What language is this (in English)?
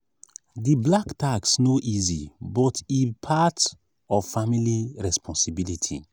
Nigerian Pidgin